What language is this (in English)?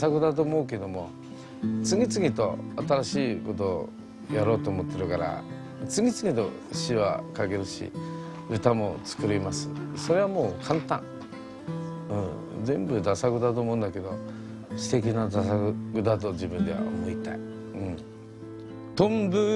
Japanese